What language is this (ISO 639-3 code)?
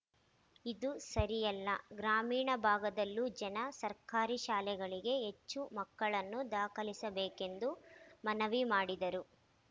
kan